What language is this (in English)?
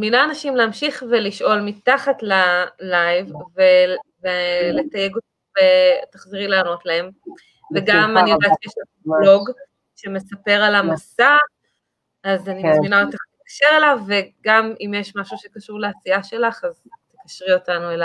Hebrew